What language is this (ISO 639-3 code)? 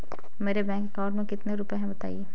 hin